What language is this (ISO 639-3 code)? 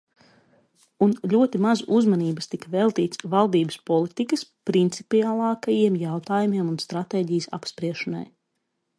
lav